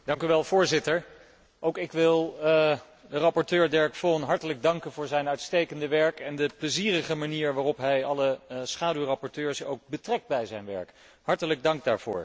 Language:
Dutch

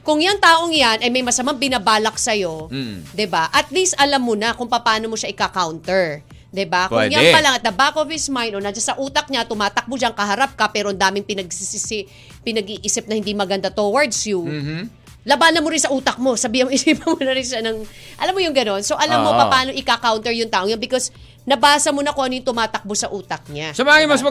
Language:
Filipino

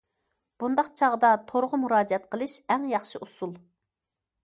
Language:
Uyghur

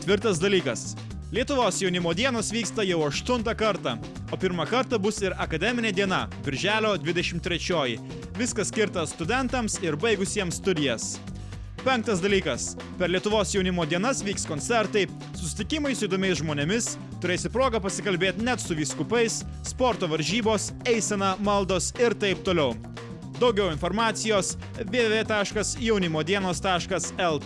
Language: Lithuanian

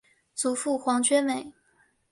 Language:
Chinese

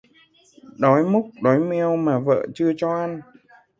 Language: Vietnamese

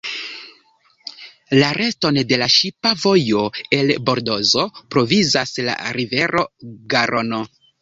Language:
Esperanto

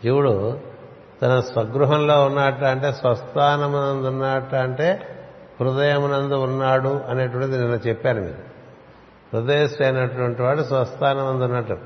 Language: Telugu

